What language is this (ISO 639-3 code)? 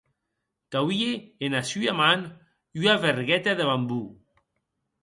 oci